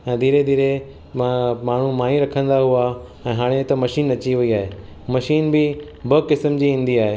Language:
Sindhi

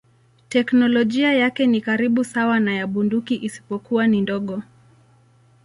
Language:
Swahili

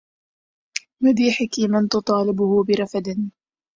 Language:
Arabic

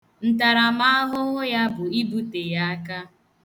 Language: Igbo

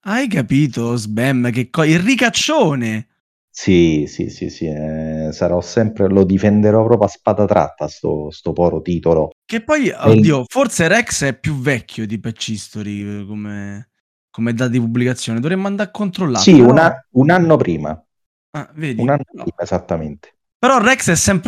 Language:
Italian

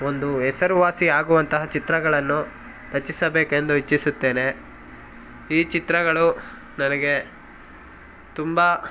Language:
Kannada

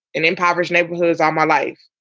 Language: English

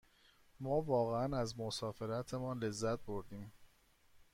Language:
Persian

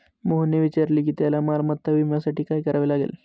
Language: Marathi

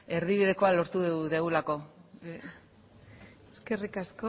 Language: Basque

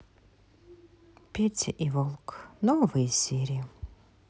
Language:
Russian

